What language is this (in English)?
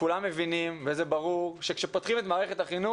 Hebrew